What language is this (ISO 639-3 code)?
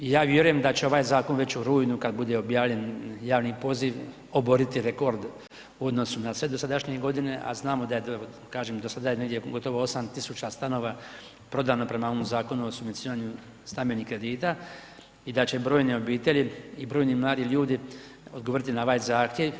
hrv